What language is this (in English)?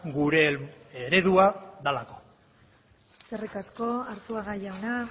Basque